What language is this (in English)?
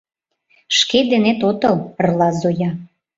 Mari